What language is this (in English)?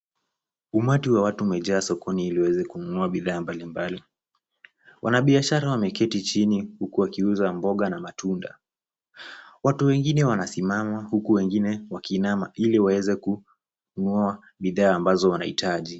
Swahili